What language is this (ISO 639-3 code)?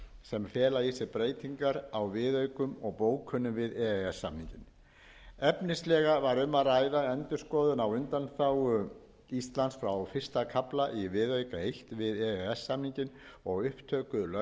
isl